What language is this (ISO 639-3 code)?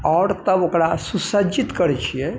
mai